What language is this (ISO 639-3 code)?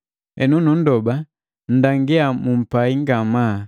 mgv